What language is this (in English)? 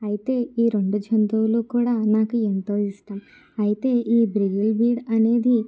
Telugu